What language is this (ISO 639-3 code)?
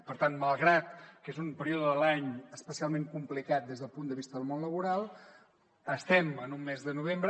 cat